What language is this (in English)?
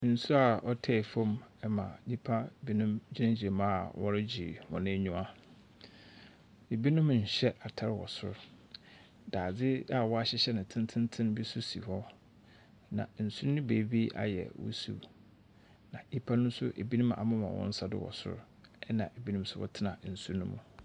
Akan